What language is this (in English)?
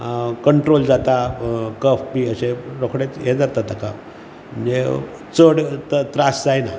Konkani